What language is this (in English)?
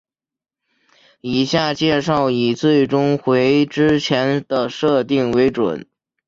Chinese